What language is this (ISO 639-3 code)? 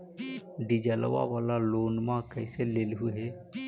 mag